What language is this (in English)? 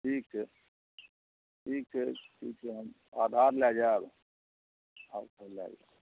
Maithili